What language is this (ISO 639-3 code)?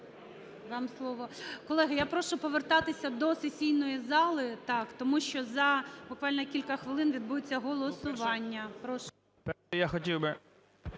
ukr